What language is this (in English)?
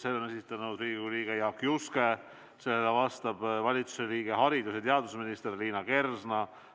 Estonian